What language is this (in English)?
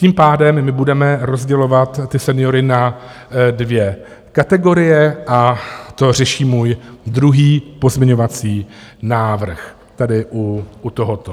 Czech